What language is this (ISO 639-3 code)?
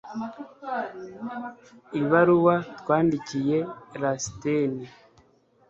kin